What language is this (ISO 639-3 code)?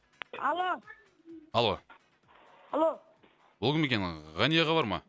kaz